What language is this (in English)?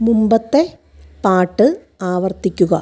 Malayalam